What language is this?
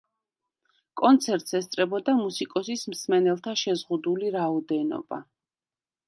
Georgian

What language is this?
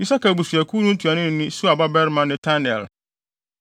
Akan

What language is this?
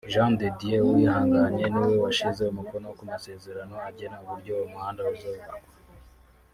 Kinyarwanda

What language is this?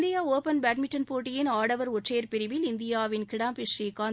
Tamil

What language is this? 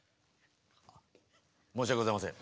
Japanese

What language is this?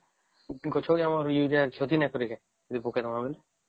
Odia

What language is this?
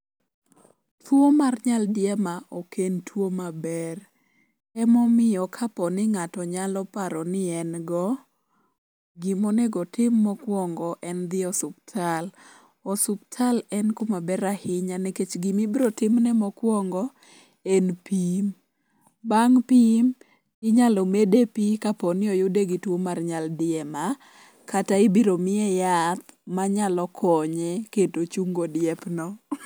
Luo (Kenya and Tanzania)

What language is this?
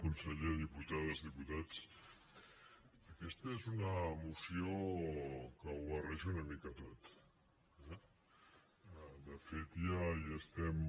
Catalan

